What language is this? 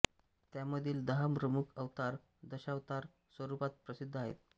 Marathi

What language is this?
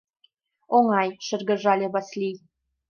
Mari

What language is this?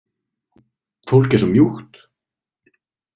Icelandic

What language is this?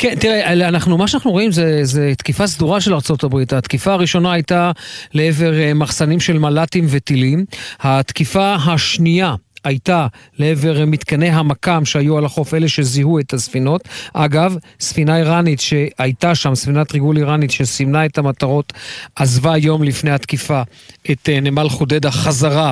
Hebrew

